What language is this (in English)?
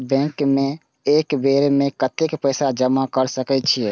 Maithili